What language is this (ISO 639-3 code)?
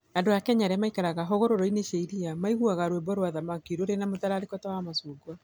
kik